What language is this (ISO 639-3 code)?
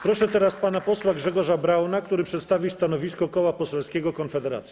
pol